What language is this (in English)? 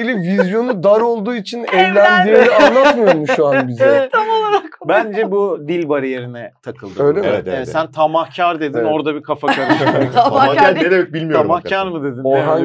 Turkish